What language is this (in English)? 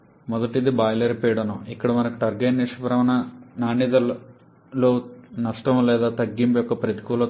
Telugu